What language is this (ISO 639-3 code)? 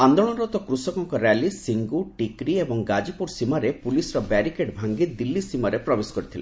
ori